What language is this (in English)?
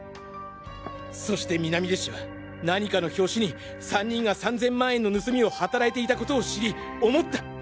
Japanese